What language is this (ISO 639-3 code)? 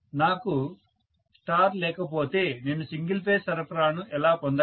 tel